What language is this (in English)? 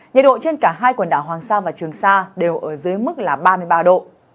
Vietnamese